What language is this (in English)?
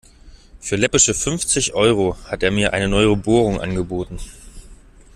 German